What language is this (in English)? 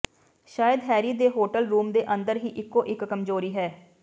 Punjabi